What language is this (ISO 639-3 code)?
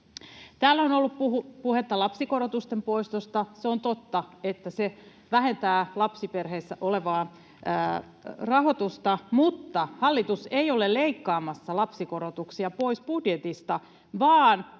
fin